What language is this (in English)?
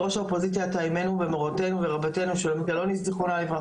Hebrew